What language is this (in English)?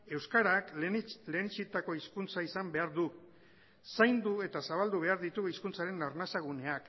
Basque